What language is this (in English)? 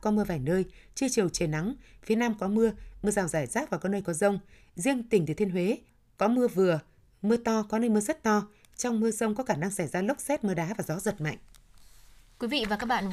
Vietnamese